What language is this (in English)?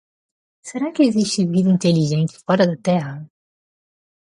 Portuguese